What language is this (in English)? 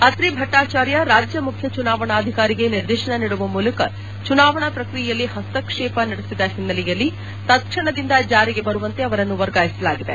Kannada